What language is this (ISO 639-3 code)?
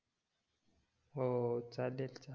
mar